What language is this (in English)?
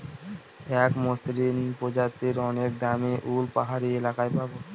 Bangla